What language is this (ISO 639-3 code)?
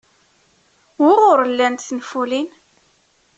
kab